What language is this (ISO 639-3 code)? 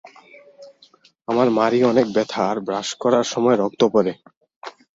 ben